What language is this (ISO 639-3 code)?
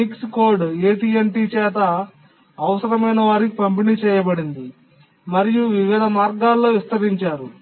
tel